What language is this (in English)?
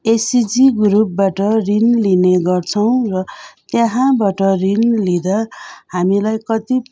Nepali